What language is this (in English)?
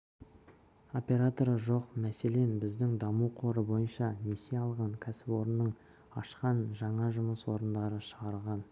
Kazakh